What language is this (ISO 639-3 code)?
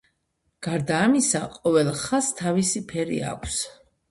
kat